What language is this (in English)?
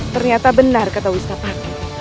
Indonesian